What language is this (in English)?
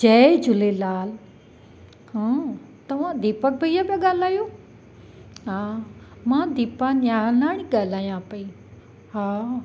Sindhi